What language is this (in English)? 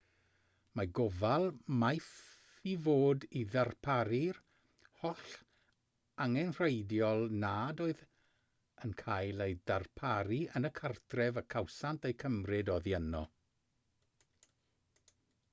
Welsh